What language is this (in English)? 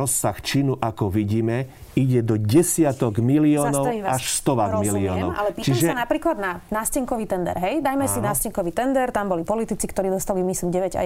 Slovak